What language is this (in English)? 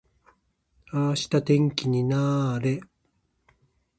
Japanese